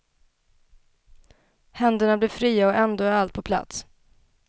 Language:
Swedish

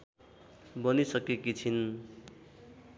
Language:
Nepali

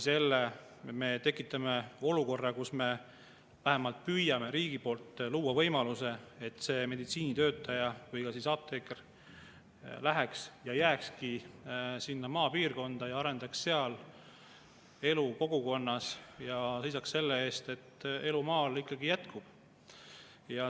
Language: Estonian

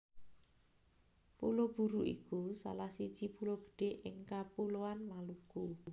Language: Javanese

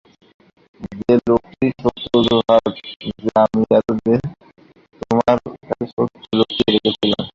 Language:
Bangla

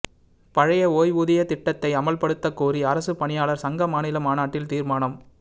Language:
Tamil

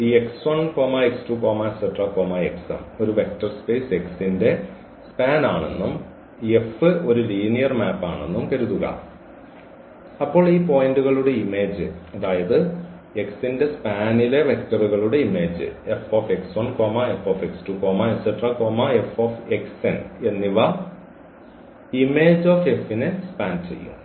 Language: Malayalam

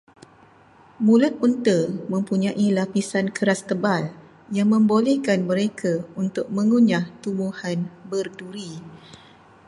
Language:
Malay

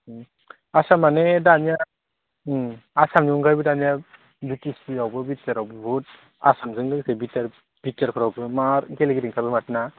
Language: Bodo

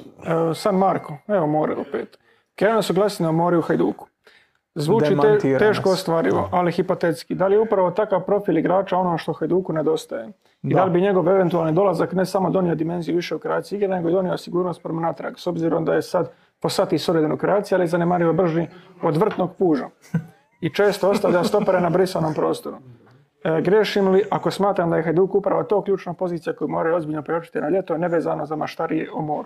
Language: Croatian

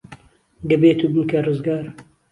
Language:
Central Kurdish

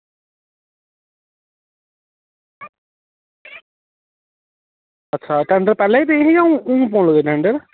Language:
Dogri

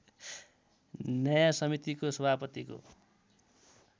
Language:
Nepali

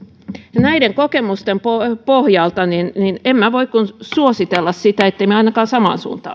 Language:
Finnish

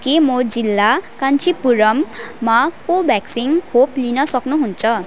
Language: Nepali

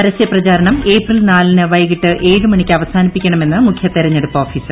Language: Malayalam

